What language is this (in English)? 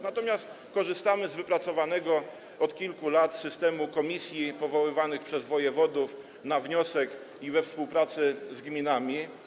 Polish